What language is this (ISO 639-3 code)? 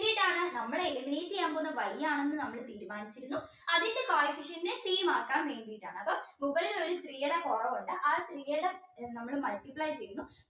mal